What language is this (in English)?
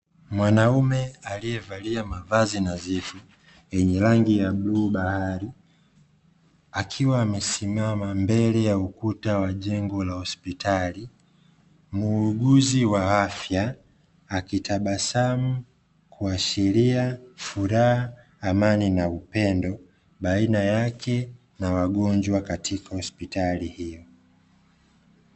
Swahili